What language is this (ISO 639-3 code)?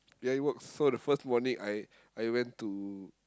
eng